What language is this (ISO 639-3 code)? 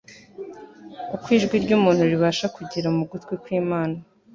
kin